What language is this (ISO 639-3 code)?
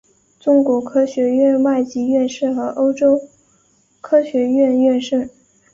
zho